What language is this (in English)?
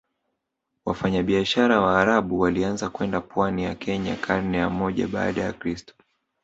Swahili